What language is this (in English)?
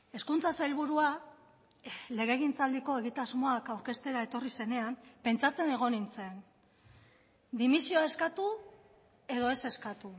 Basque